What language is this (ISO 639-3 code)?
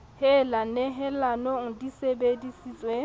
sot